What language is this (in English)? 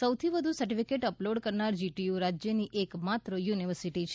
Gujarati